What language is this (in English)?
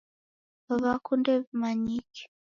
Taita